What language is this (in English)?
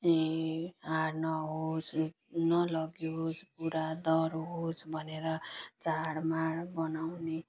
Nepali